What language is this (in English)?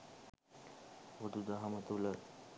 Sinhala